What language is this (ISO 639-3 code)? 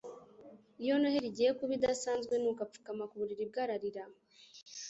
kin